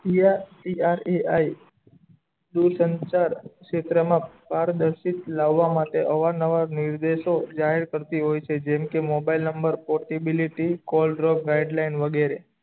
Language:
Gujarati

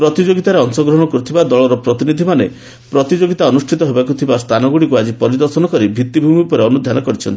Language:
Odia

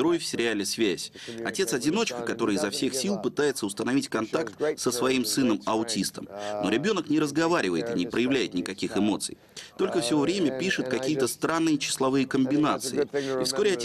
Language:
Russian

